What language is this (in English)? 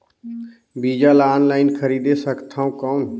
Chhattisgarhi